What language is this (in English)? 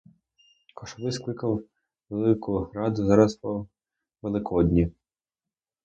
Ukrainian